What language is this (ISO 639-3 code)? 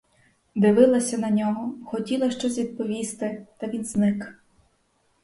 ukr